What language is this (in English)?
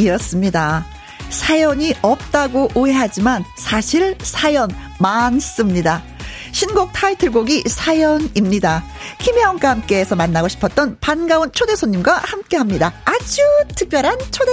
Korean